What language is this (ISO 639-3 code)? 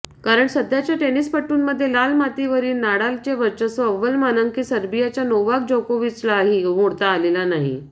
mar